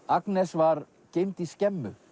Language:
Icelandic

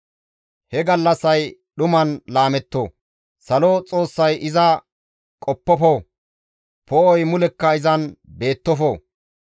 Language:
Gamo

